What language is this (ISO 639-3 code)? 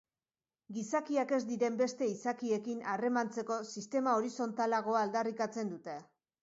eus